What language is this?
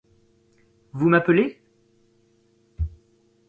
French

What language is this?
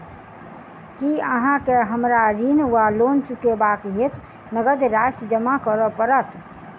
Maithili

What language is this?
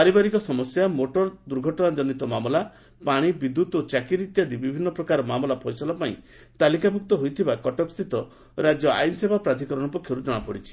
Odia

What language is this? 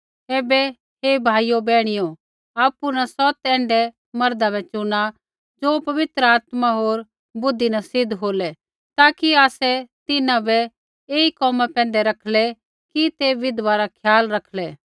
Kullu Pahari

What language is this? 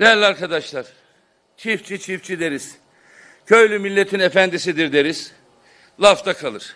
Turkish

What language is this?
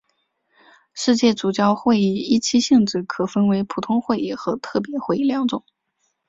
Chinese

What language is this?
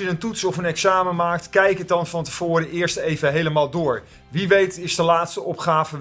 Dutch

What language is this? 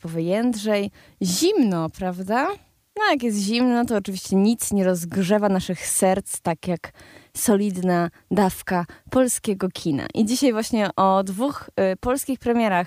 Polish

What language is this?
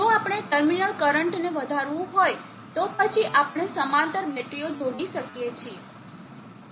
Gujarati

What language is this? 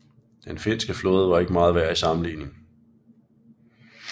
Danish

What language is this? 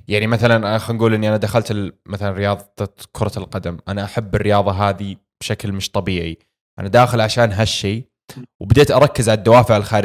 Arabic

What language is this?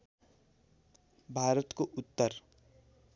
Nepali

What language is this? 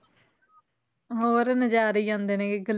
Punjabi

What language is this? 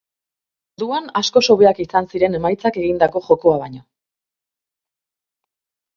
Basque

